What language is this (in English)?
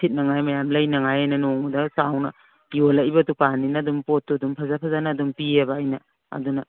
Manipuri